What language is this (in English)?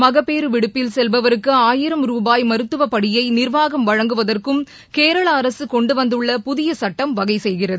Tamil